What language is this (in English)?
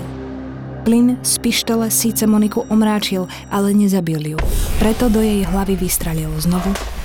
Slovak